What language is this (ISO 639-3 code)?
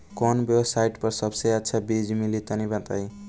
bho